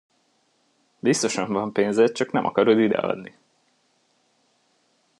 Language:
Hungarian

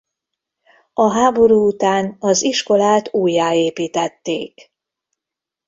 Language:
Hungarian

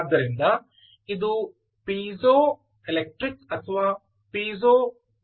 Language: Kannada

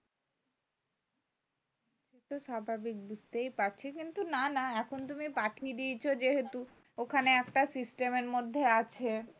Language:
Bangla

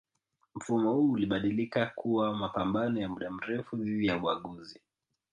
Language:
Swahili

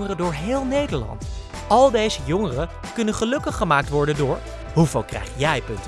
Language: Dutch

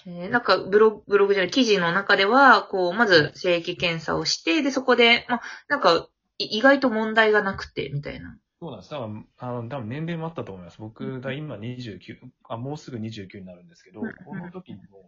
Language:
Japanese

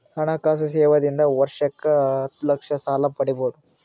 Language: Kannada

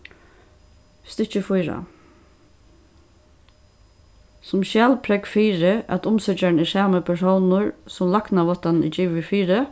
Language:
Faroese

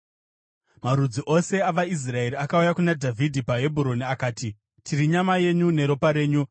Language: Shona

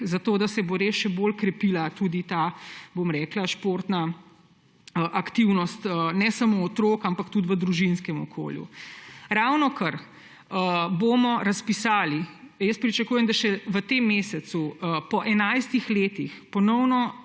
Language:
Slovenian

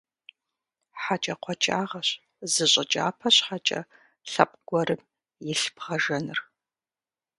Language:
Kabardian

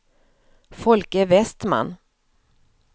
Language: Swedish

